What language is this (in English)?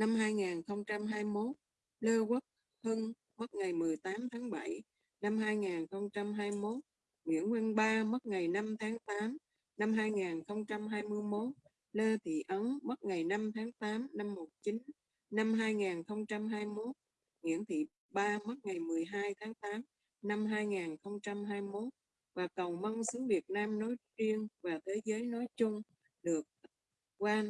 Vietnamese